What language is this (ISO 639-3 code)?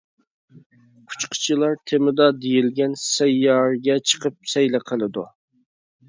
uig